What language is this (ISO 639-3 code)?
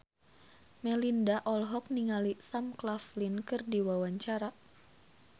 sun